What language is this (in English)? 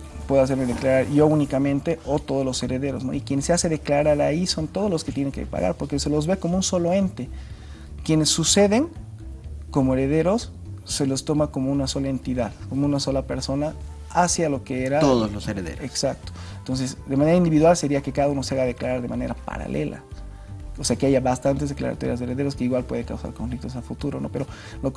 Spanish